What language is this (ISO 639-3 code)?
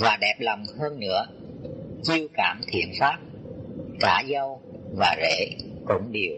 vie